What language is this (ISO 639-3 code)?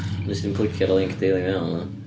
cym